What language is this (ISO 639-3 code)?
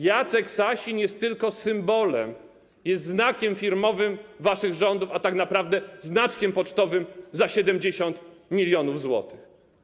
pol